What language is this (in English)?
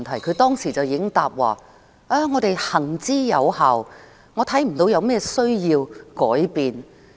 Cantonese